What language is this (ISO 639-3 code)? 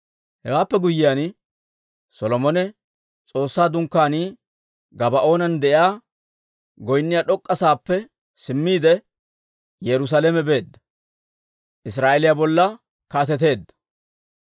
dwr